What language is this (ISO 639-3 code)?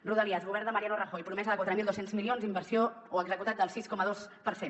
cat